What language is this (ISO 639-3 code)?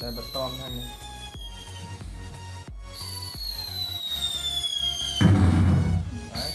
vie